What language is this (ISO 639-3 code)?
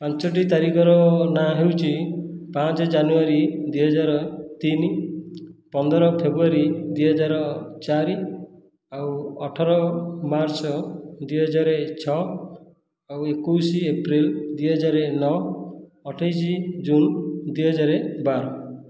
ori